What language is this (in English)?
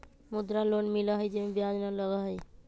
Magahi